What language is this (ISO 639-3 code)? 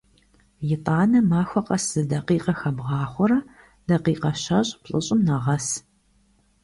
kbd